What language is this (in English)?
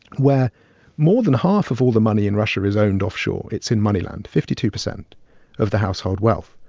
English